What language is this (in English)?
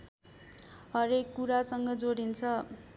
Nepali